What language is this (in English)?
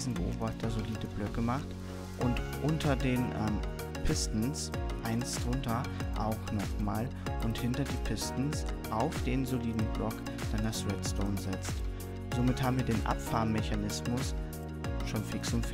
German